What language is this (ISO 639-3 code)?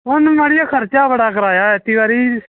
doi